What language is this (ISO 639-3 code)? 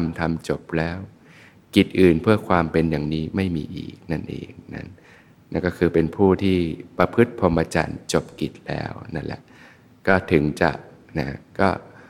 tha